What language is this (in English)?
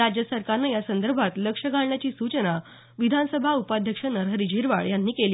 Marathi